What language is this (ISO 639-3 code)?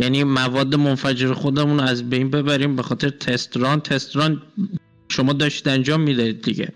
fas